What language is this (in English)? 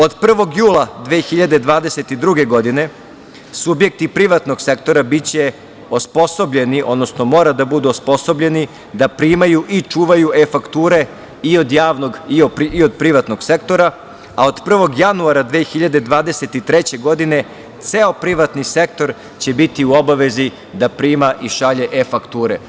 Serbian